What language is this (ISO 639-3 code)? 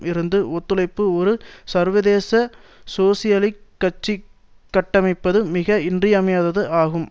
tam